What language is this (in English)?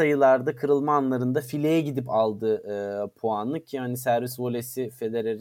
Turkish